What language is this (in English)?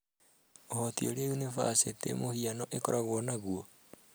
Kikuyu